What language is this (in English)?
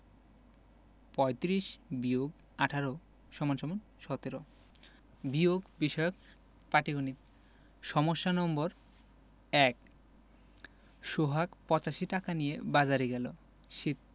Bangla